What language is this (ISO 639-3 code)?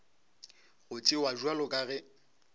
nso